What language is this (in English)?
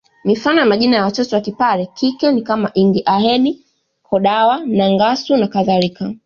Swahili